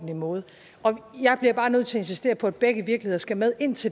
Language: Danish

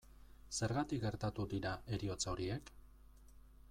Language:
Basque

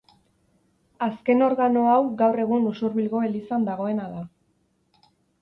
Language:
Basque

